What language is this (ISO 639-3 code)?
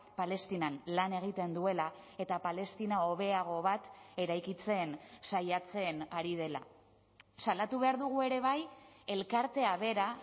eus